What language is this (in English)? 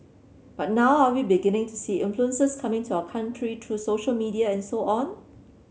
English